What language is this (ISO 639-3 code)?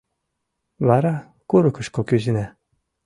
chm